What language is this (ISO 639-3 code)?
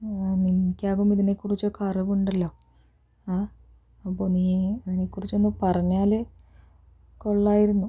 mal